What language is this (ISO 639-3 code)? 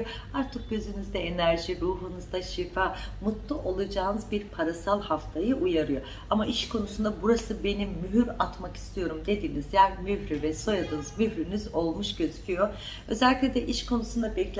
tur